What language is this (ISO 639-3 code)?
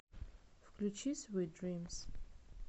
rus